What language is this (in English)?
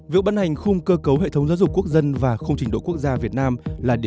Vietnamese